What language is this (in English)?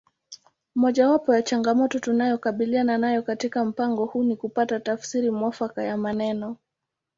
Swahili